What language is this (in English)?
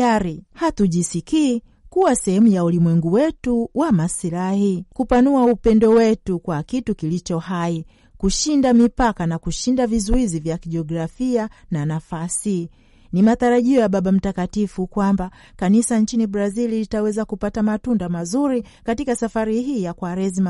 Swahili